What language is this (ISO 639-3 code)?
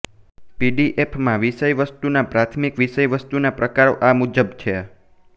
guj